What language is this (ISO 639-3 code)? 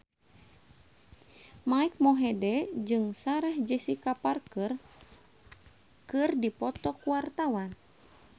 sun